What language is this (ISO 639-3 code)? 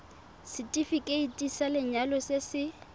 tsn